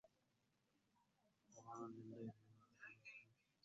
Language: Arabic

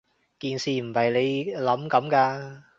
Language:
Cantonese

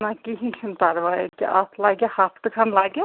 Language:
Kashmiri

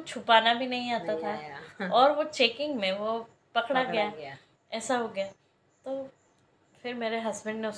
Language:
Hindi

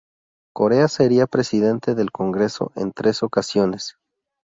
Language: Spanish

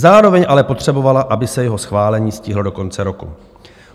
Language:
Czech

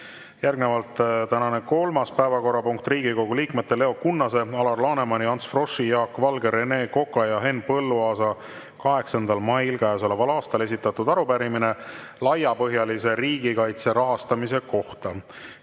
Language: Estonian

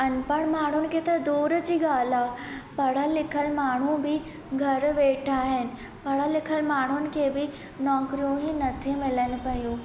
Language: Sindhi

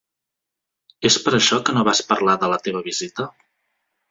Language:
Catalan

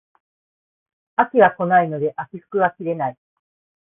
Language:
Japanese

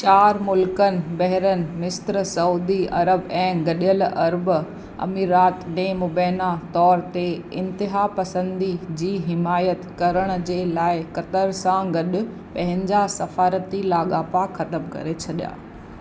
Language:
Sindhi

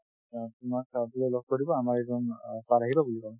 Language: Assamese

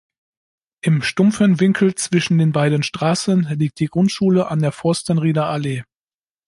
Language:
German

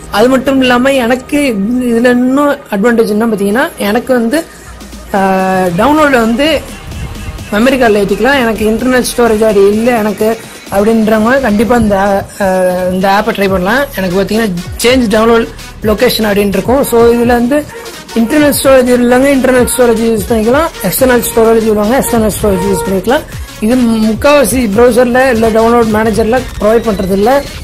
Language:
Arabic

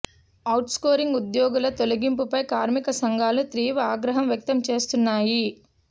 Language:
Telugu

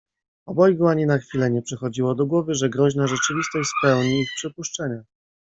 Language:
Polish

